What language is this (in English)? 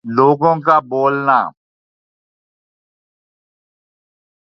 Urdu